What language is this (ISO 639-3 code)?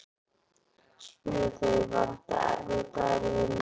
isl